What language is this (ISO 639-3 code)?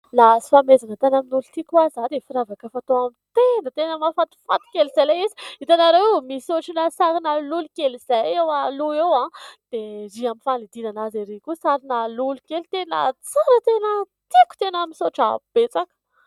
mlg